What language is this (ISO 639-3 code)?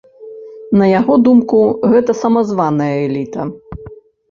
bel